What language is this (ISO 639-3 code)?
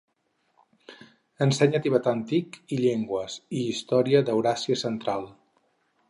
cat